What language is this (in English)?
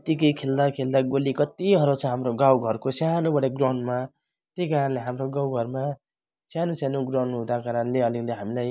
Nepali